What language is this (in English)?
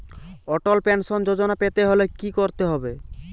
Bangla